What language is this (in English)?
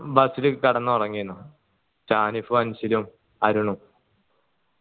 Malayalam